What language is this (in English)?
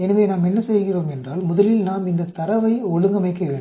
Tamil